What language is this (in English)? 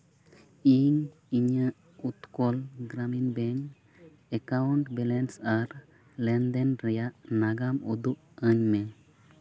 Santali